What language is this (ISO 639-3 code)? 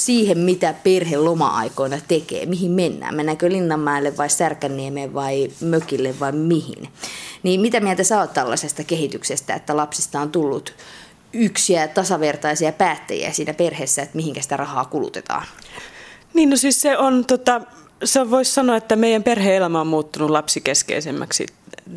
fin